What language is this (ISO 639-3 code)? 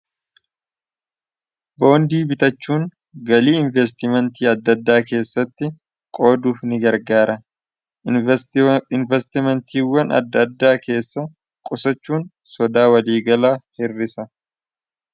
orm